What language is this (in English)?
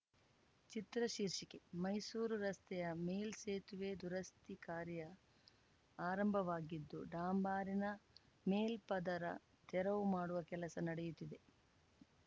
Kannada